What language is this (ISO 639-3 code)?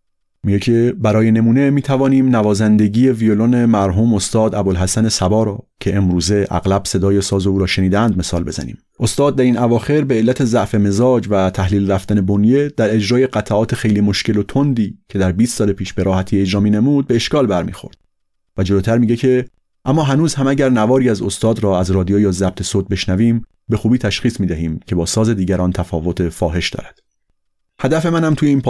fas